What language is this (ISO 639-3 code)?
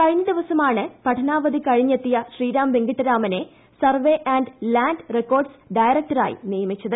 mal